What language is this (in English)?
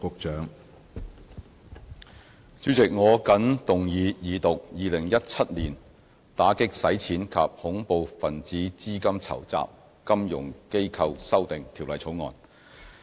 Cantonese